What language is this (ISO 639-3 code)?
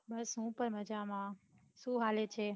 guj